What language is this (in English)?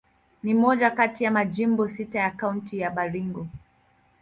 Swahili